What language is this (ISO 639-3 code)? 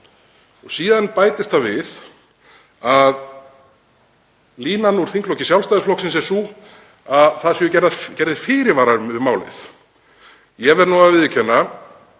isl